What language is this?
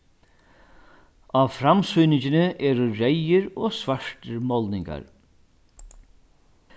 Faroese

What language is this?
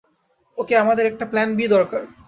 Bangla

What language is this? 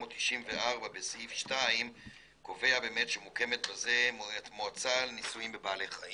Hebrew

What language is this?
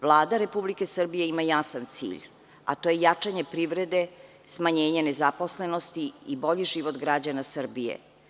Serbian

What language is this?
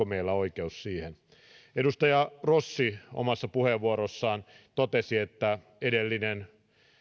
Finnish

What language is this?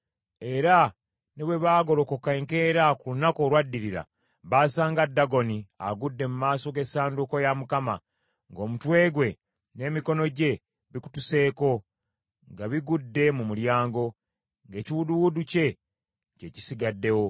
Ganda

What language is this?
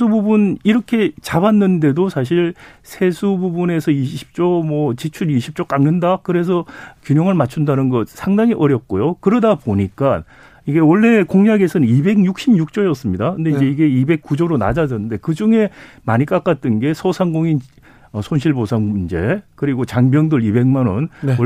Korean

